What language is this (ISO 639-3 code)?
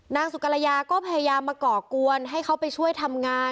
tha